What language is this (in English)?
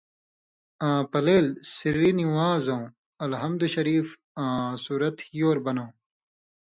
Indus Kohistani